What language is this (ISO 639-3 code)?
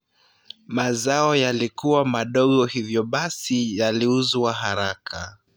luo